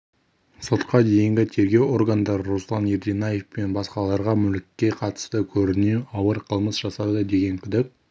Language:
Kazakh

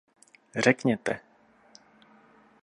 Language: Czech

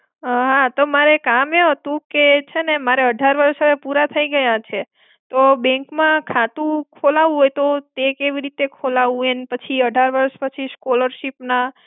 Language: Gujarati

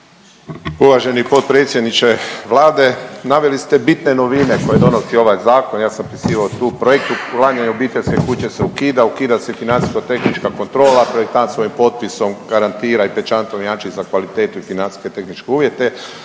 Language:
Croatian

